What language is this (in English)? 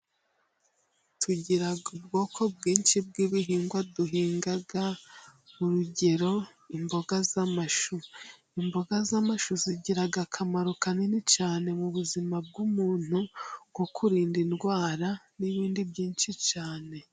Kinyarwanda